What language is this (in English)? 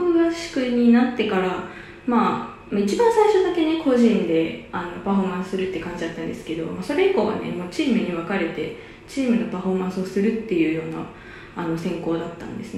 Japanese